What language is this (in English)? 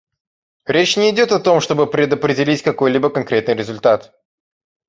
Russian